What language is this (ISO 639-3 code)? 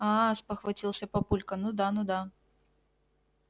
rus